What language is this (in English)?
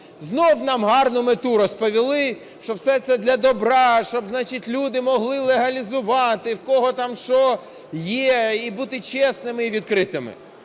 Ukrainian